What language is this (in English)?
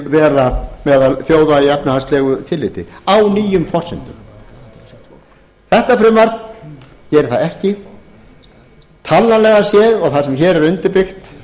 Icelandic